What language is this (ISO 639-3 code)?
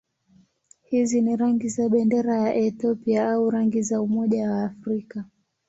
swa